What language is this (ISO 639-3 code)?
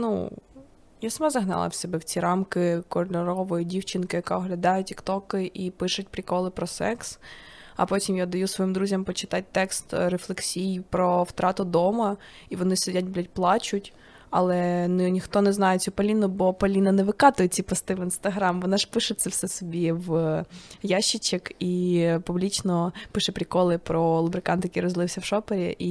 ukr